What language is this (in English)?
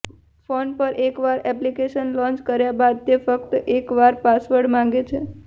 Gujarati